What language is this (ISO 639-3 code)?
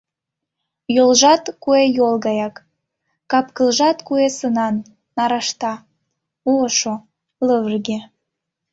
chm